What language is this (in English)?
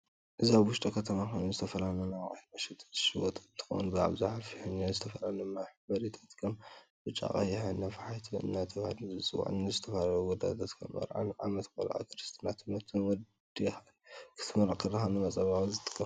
Tigrinya